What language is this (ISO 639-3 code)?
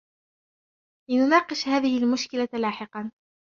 ara